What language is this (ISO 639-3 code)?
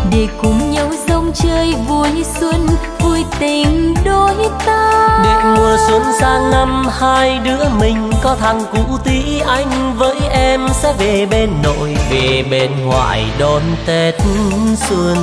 vie